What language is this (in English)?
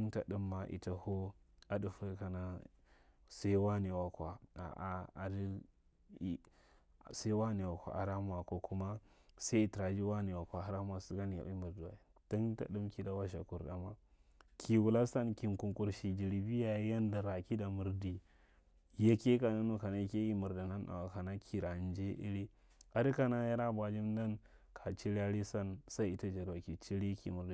Marghi Central